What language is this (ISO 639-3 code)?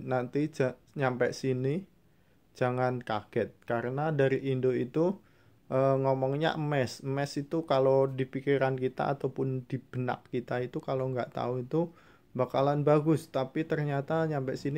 ind